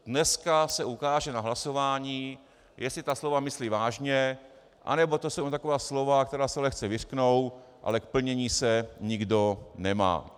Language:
Czech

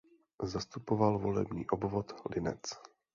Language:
Czech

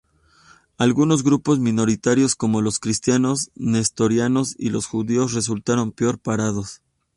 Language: Spanish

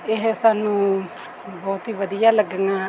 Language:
Punjabi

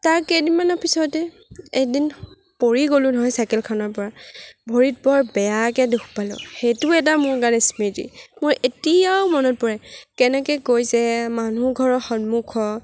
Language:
Assamese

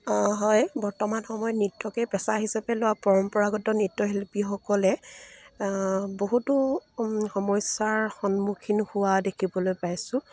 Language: Assamese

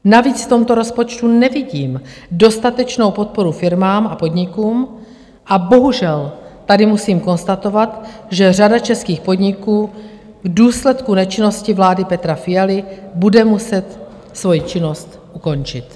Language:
Czech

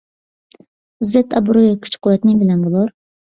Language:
Uyghur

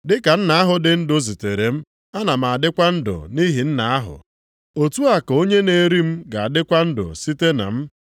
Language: Igbo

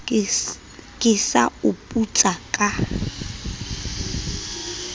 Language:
Southern Sotho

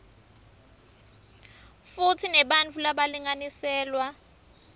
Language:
Swati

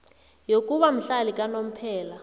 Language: South Ndebele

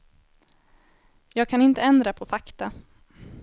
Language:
Swedish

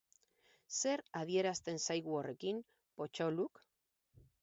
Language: Basque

